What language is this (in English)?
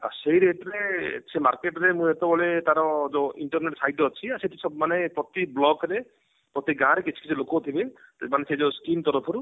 Odia